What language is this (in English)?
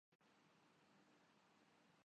Urdu